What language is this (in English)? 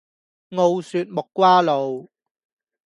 Cantonese